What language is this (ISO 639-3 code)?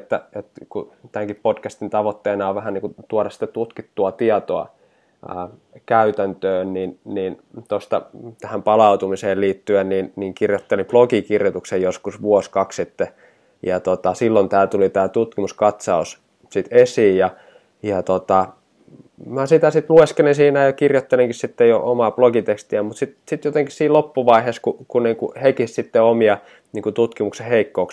fin